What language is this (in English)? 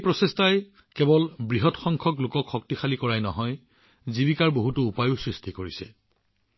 Assamese